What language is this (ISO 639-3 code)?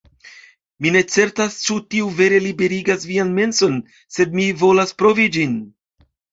epo